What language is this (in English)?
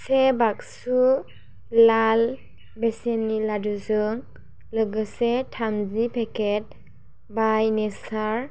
Bodo